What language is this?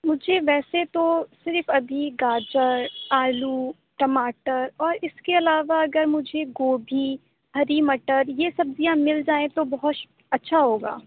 Urdu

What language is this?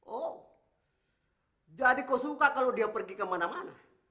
Indonesian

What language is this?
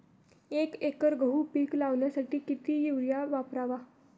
Marathi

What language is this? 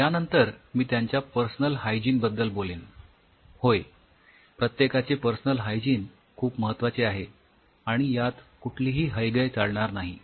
Marathi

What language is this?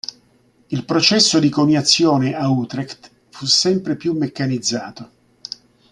Italian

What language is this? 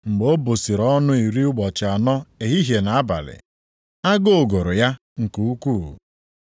Igbo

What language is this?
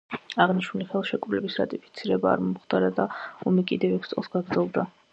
Georgian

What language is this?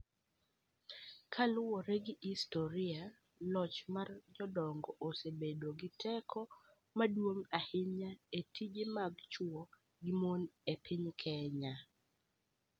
Luo (Kenya and Tanzania)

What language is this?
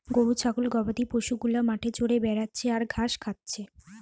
Bangla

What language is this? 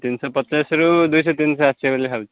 Odia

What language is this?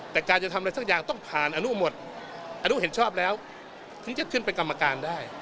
Thai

